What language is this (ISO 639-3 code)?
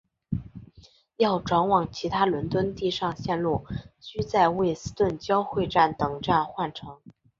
zho